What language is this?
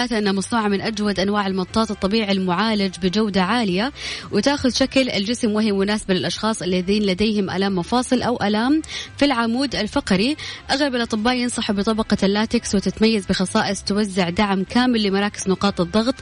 Arabic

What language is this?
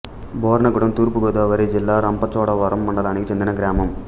Telugu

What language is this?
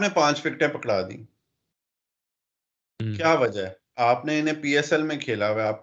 Urdu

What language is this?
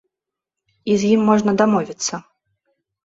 Belarusian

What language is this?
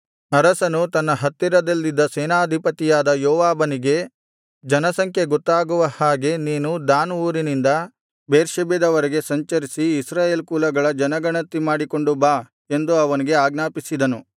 Kannada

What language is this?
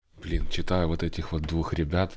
Russian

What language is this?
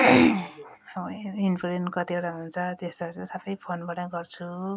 Nepali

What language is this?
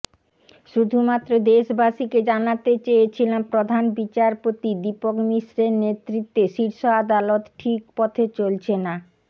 Bangla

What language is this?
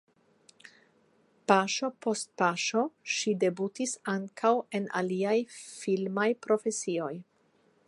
Esperanto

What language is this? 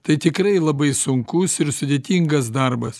Lithuanian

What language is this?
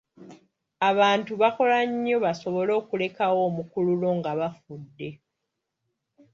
Ganda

